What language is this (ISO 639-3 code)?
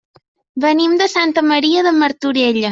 cat